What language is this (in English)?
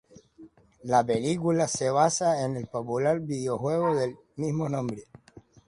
Spanish